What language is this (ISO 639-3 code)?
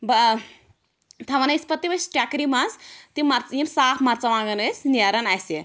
kas